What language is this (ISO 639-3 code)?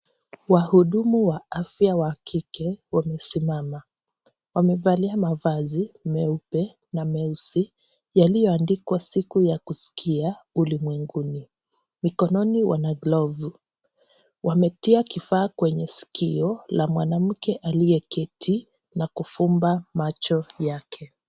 swa